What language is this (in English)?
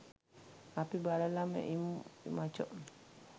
Sinhala